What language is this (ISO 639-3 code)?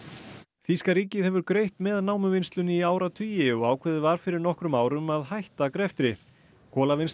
isl